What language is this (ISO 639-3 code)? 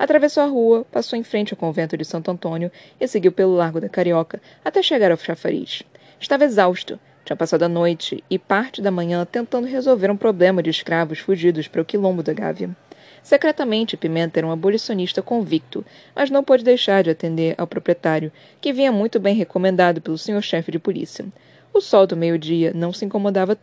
por